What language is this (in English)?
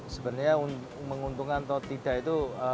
Indonesian